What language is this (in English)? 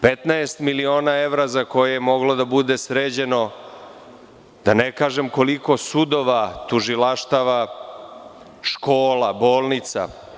Serbian